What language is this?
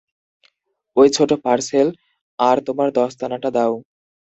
Bangla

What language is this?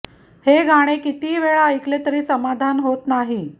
Marathi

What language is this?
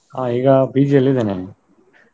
Kannada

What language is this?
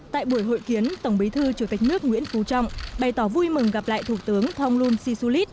Vietnamese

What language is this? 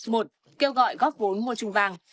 Vietnamese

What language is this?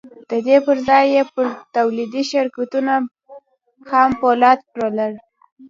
Pashto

